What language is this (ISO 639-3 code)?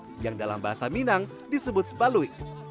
ind